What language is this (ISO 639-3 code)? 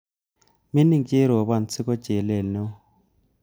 kln